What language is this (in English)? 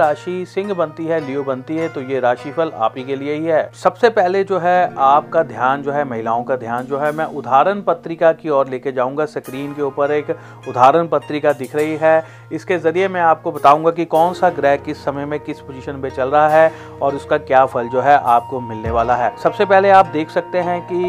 Hindi